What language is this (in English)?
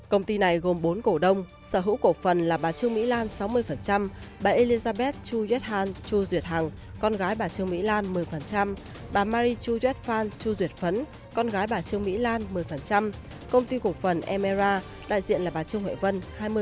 Vietnamese